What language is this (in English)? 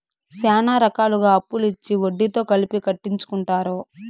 Telugu